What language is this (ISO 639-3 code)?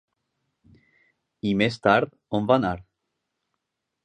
cat